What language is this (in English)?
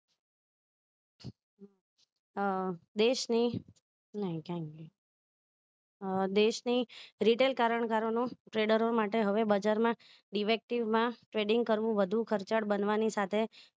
Gujarati